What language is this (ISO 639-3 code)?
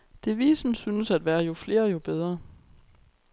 dan